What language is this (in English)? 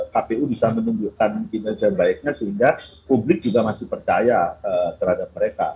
Indonesian